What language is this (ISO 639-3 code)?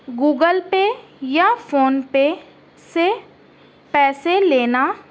urd